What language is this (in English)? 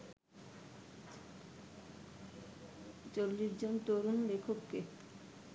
Bangla